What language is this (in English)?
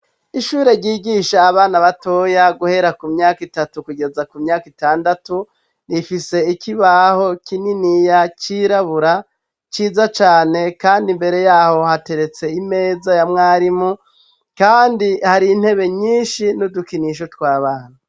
Rundi